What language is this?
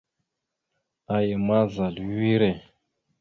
Mada (Cameroon)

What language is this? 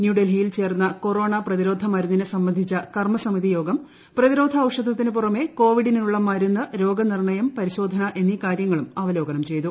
Malayalam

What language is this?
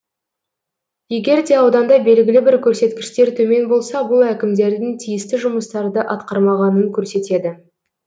Kazakh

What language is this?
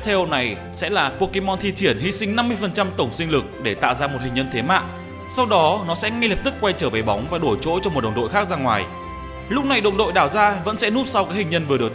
Vietnamese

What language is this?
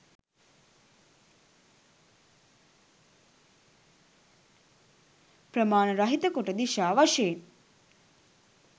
Sinhala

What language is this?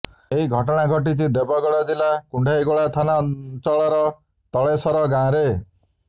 Odia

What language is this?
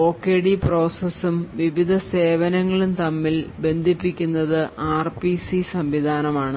Malayalam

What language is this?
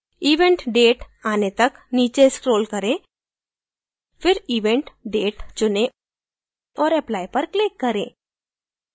Hindi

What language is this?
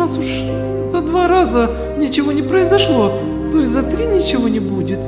Russian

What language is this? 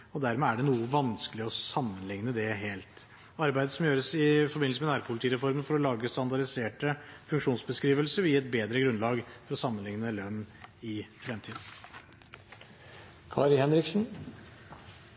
Norwegian Bokmål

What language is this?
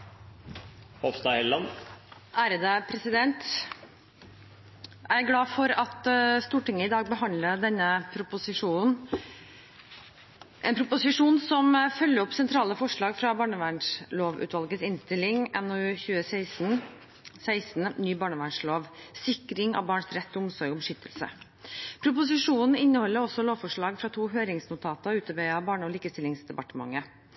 Norwegian Bokmål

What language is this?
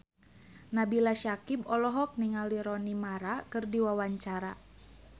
Sundanese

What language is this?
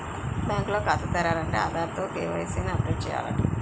Telugu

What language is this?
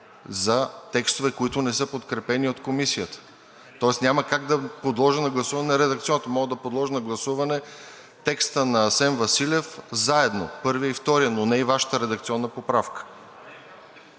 Bulgarian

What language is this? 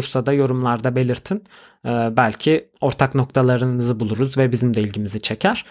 Turkish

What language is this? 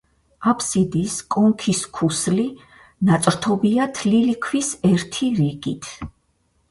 Georgian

